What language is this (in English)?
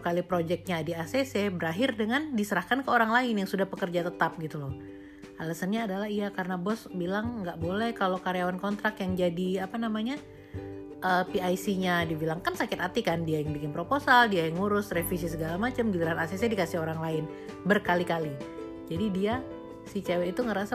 Indonesian